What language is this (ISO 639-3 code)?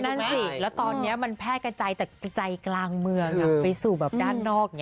tha